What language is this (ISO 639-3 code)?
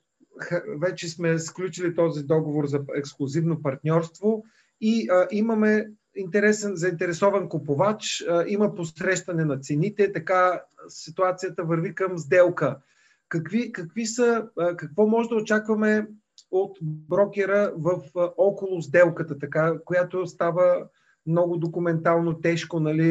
bul